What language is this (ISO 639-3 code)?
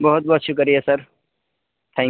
urd